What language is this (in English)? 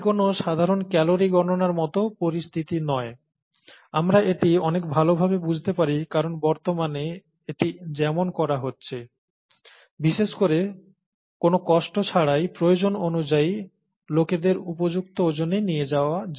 Bangla